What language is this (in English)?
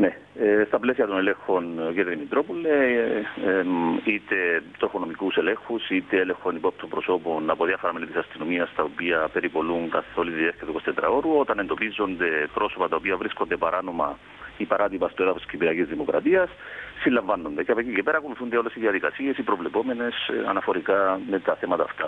Greek